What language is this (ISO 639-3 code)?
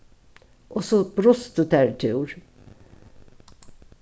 fao